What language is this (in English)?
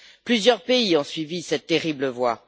French